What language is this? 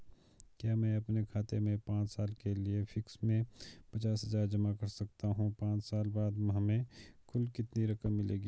Hindi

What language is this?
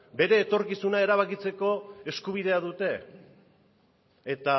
Basque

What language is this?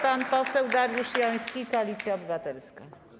Polish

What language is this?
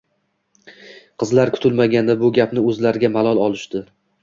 Uzbek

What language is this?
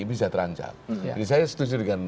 Indonesian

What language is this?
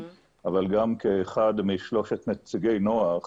Hebrew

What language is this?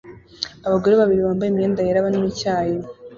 Kinyarwanda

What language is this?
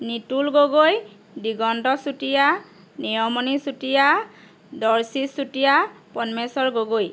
Assamese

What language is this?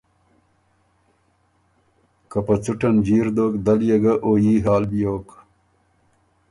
Ormuri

